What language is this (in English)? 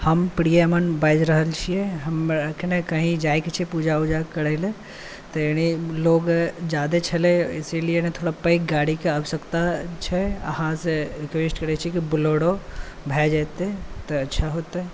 Maithili